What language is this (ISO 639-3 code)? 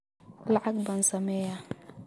som